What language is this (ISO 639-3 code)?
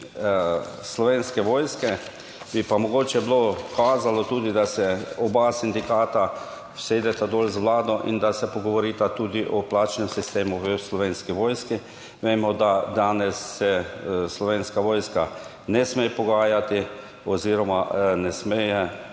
slv